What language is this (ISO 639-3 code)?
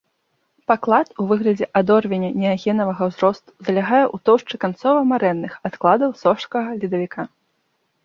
bel